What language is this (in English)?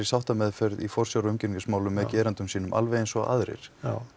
Icelandic